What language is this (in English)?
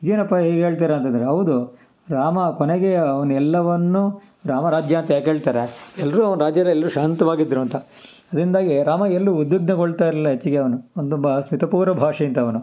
Kannada